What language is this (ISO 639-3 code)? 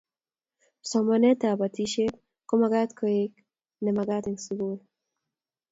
kln